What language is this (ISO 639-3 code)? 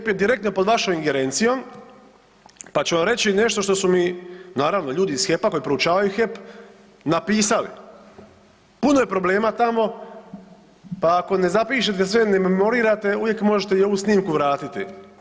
hrv